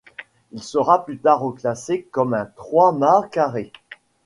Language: French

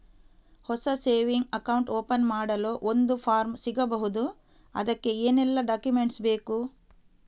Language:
Kannada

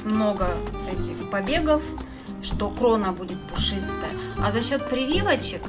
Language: Russian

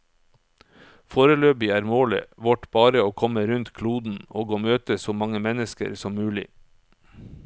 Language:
Norwegian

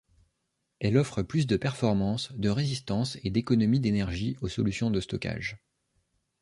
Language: French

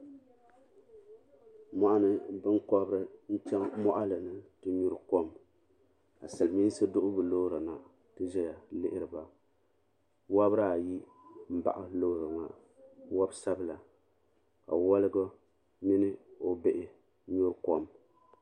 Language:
Dagbani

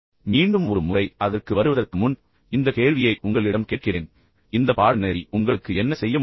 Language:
Tamil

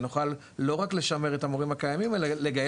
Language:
Hebrew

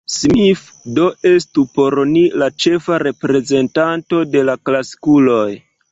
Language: Esperanto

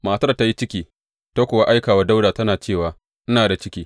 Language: Hausa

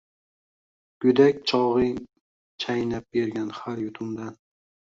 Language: Uzbek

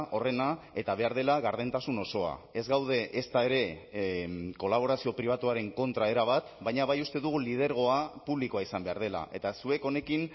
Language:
Basque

